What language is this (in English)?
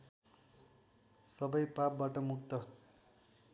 Nepali